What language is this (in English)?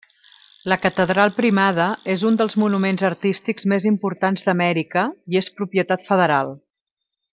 Catalan